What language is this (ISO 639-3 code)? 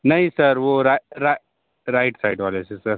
hin